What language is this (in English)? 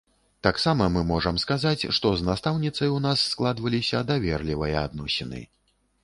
Belarusian